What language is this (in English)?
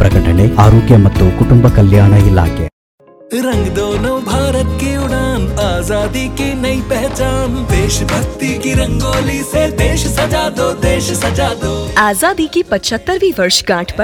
Kannada